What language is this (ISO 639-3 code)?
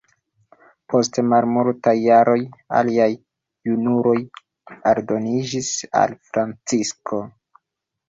epo